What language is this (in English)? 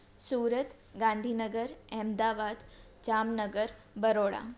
Sindhi